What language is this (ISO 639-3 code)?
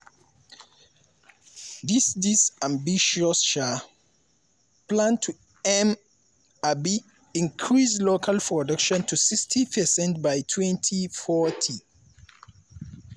pcm